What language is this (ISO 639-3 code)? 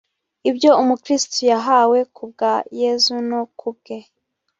kin